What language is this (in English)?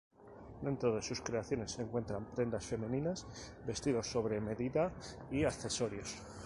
Spanish